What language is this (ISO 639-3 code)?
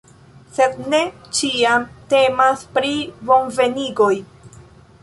epo